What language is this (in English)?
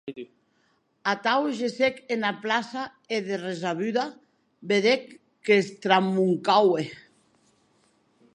Occitan